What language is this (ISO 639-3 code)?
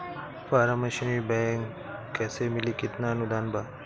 bho